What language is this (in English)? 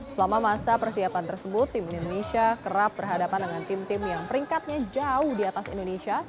Indonesian